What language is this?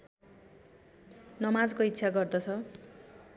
Nepali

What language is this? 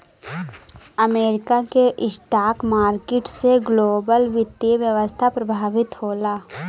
Bhojpuri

